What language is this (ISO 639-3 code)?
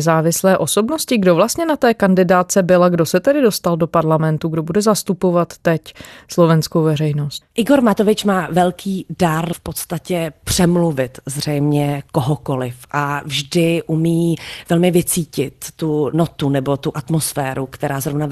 ces